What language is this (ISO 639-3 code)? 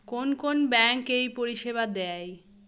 ben